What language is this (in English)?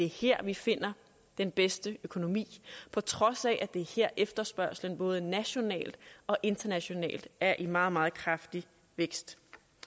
Danish